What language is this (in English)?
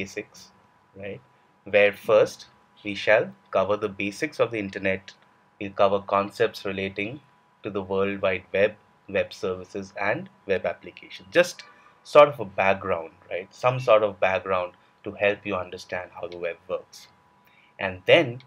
English